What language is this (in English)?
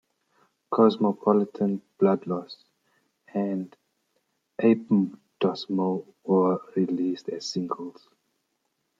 English